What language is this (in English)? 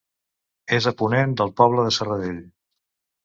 Catalan